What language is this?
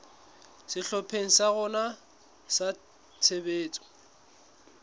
Southern Sotho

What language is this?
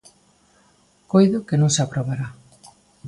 Galician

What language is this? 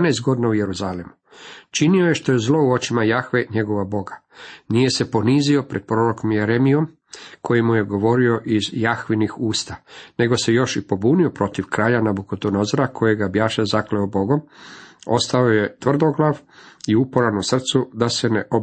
Croatian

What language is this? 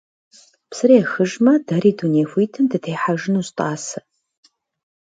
Kabardian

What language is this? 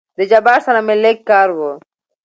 Pashto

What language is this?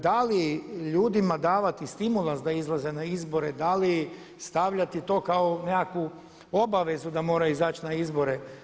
Croatian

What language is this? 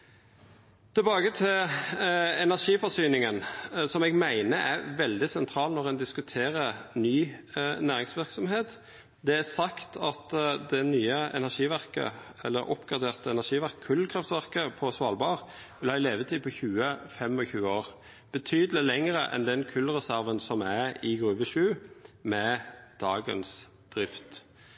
Norwegian Nynorsk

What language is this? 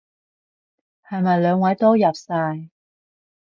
Cantonese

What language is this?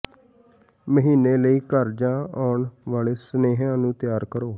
Punjabi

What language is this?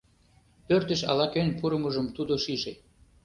Mari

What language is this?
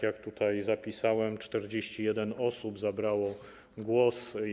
Polish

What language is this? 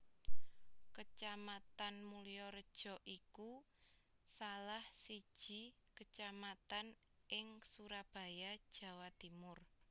Javanese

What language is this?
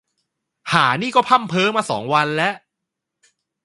Thai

